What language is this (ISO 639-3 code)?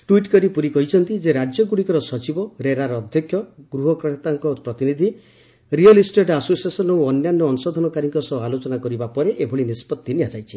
ori